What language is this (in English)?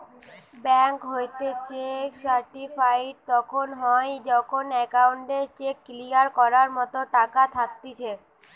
Bangla